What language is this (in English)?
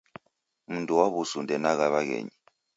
Taita